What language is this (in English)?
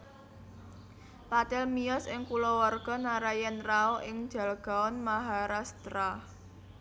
Javanese